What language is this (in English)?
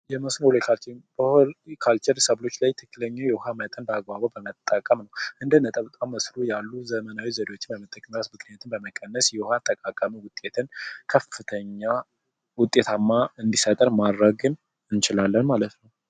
Amharic